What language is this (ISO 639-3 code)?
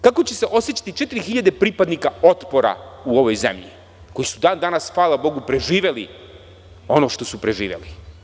srp